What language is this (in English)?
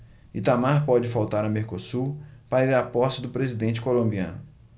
Portuguese